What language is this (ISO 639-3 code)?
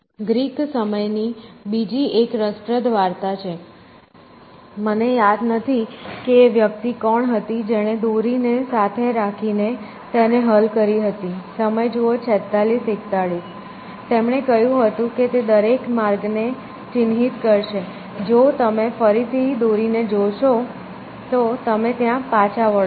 guj